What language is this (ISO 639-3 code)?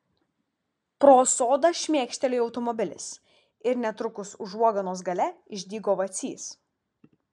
lit